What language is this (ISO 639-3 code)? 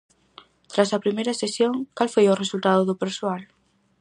glg